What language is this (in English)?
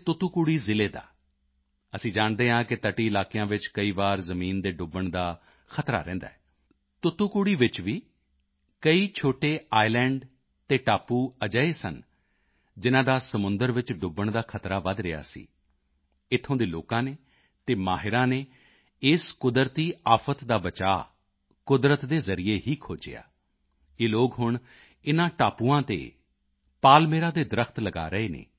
Punjabi